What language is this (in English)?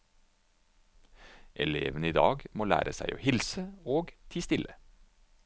Norwegian